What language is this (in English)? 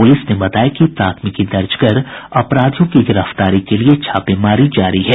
Hindi